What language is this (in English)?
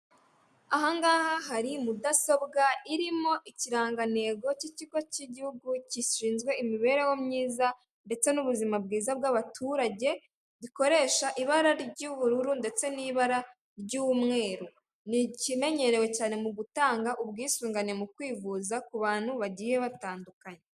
Kinyarwanda